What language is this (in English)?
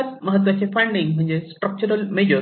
Marathi